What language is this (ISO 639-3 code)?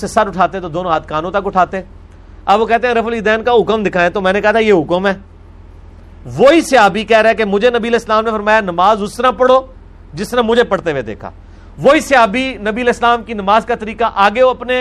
urd